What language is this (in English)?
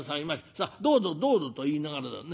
Japanese